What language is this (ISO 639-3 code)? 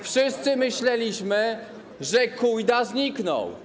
pol